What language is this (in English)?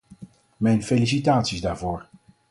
Dutch